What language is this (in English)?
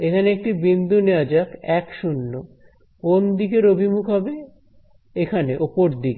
Bangla